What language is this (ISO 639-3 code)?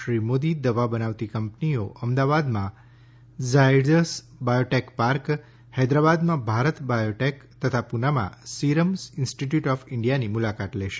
guj